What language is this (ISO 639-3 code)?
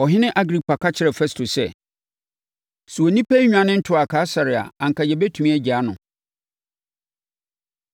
aka